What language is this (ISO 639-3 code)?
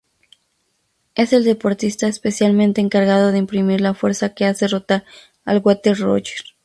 spa